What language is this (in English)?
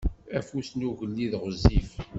Kabyle